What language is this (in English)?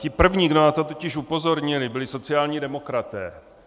Czech